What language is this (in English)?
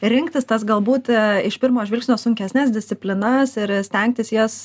Lithuanian